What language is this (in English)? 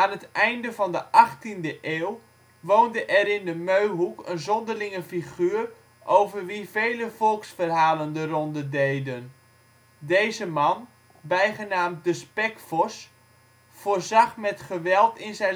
Dutch